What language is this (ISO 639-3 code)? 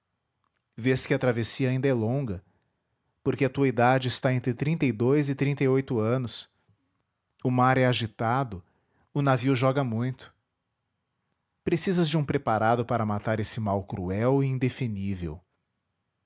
por